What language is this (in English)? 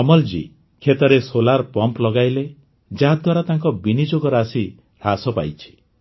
Odia